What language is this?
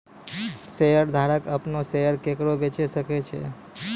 Maithili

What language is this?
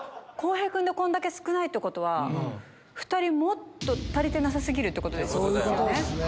Japanese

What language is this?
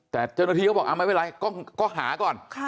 Thai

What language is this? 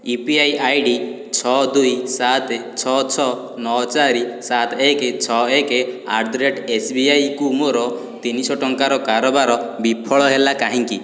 Odia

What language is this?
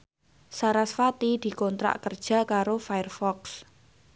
Javanese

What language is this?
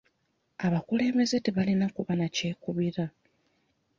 Ganda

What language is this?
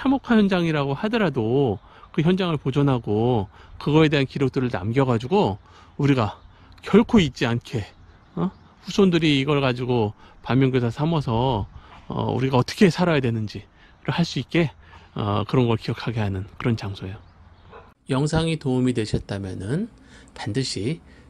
Korean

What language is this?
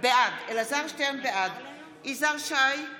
Hebrew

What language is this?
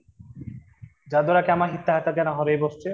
Odia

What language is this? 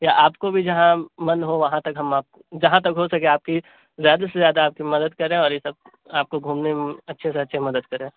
Urdu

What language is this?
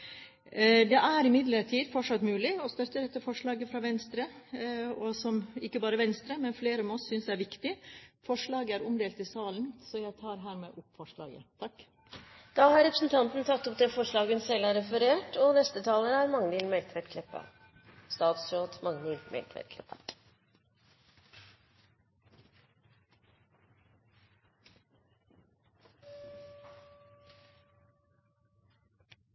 Norwegian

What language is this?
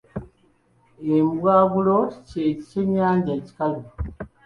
Ganda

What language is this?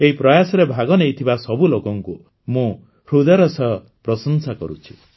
Odia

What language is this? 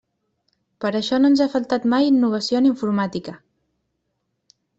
Catalan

